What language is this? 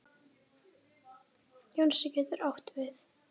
Icelandic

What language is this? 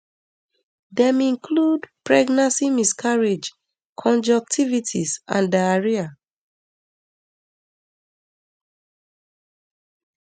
Nigerian Pidgin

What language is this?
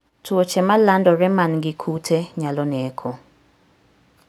Luo (Kenya and Tanzania)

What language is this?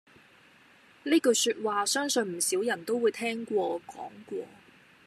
Cantonese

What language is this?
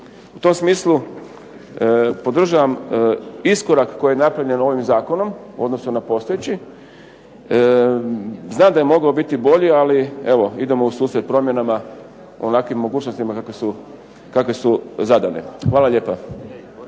Croatian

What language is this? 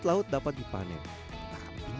Indonesian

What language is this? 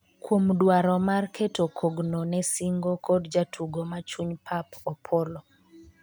Luo (Kenya and Tanzania)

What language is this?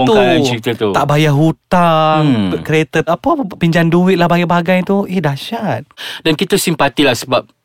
Malay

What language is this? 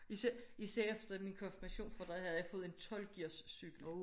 Danish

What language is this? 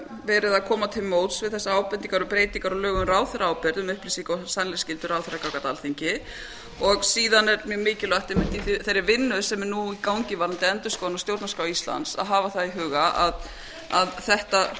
Icelandic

